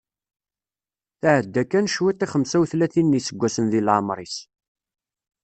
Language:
Kabyle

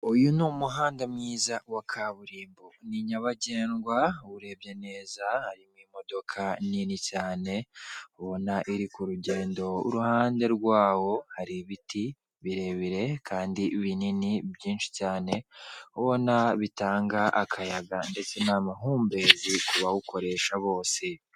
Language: Kinyarwanda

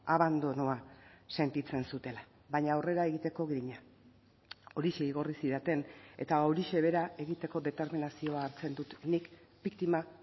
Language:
Basque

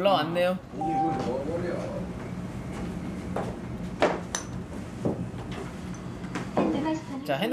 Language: Korean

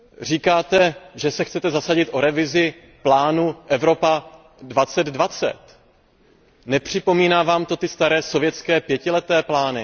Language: Czech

